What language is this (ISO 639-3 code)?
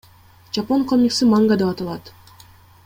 kir